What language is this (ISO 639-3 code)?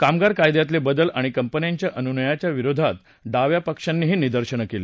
mar